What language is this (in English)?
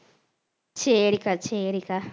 Tamil